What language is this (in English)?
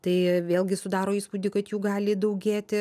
Lithuanian